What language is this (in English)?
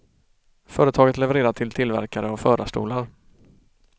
Swedish